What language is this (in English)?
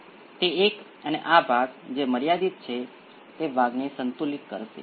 Gujarati